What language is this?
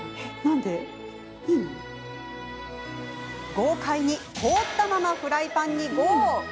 Japanese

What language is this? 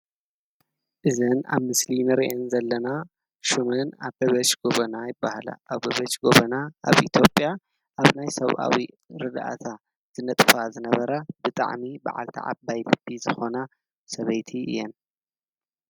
Tigrinya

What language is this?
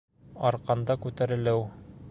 Bashkir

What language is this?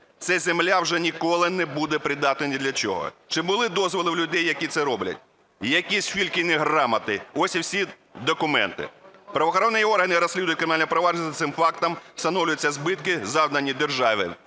Ukrainian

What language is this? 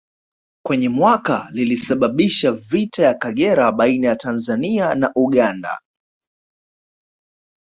Swahili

